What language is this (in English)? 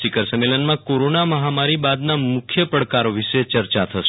Gujarati